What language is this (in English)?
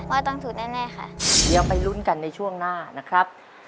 Thai